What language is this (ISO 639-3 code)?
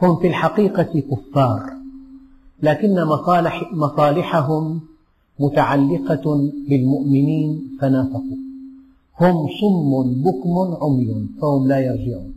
ara